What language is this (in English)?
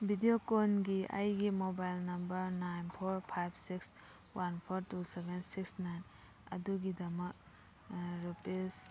Manipuri